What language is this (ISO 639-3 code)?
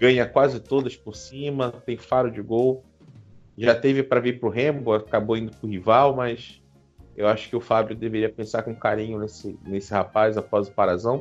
por